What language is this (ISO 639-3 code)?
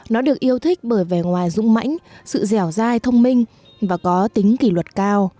vie